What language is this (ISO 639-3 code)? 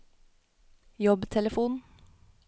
nor